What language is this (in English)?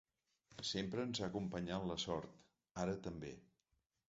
Catalan